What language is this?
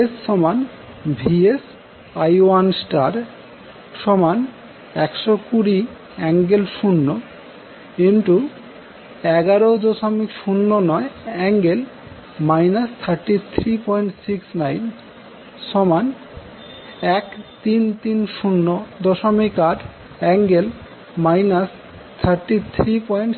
Bangla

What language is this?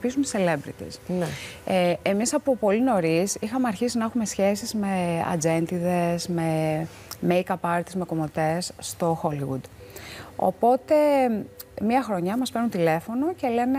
Greek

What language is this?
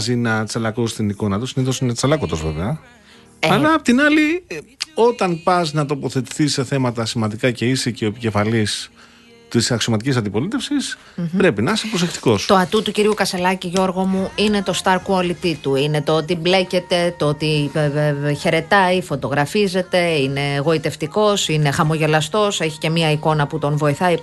Greek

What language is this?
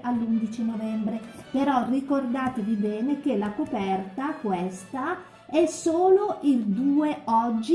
Italian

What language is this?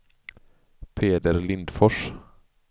Swedish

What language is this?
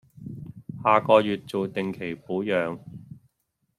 Cantonese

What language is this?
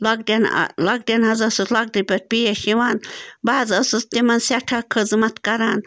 Kashmiri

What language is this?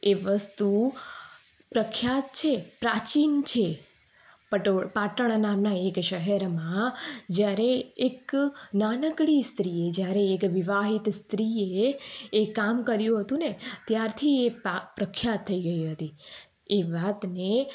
Gujarati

